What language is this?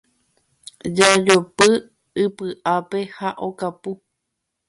Guarani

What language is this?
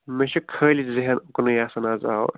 Kashmiri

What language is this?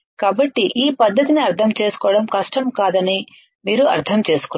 Telugu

